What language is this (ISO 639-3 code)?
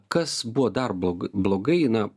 lit